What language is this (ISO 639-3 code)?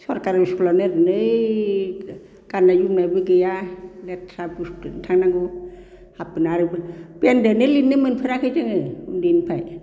brx